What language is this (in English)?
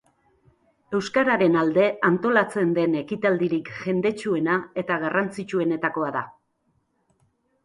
Basque